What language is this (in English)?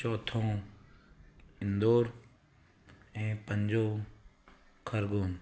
Sindhi